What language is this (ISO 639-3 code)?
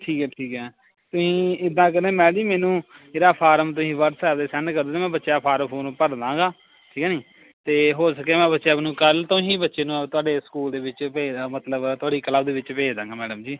pan